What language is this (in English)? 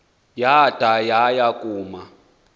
Xhosa